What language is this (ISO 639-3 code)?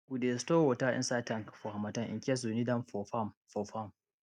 pcm